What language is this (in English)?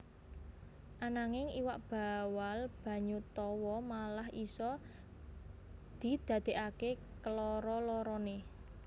Javanese